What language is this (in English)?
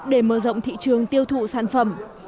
Vietnamese